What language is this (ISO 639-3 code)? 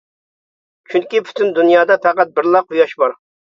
uig